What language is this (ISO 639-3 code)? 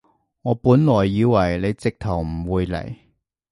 yue